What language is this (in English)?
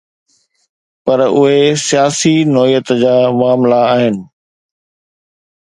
Sindhi